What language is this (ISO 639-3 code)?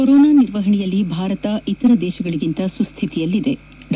kan